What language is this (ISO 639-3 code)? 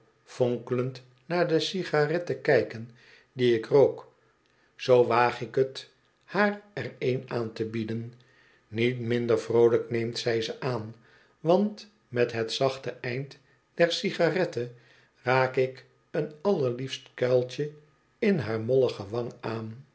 nld